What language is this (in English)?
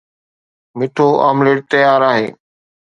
Sindhi